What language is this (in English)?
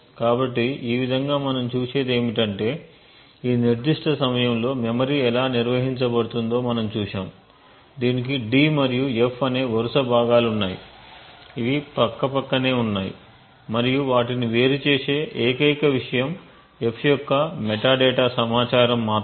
Telugu